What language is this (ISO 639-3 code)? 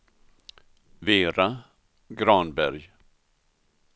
swe